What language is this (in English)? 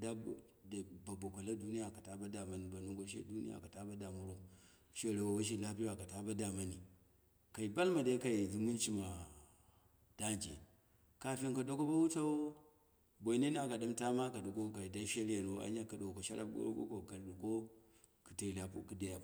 Dera (Nigeria)